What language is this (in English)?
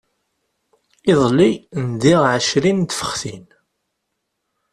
Kabyle